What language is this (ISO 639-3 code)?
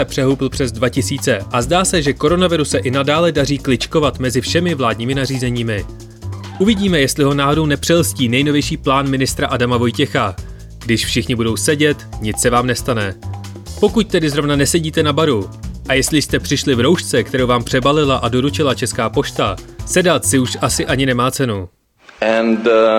ces